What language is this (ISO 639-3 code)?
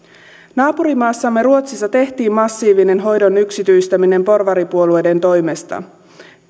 fin